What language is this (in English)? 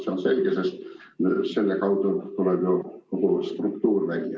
Estonian